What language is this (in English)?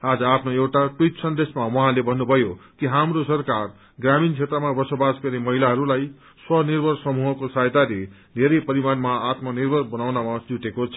Nepali